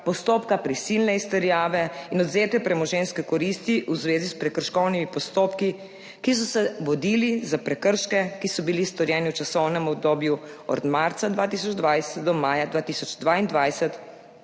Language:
Slovenian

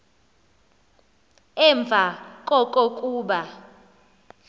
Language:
Xhosa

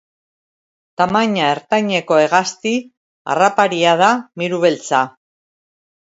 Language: Basque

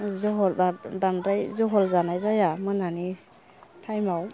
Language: Bodo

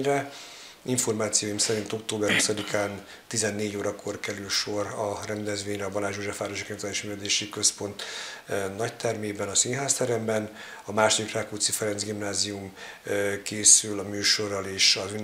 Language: Hungarian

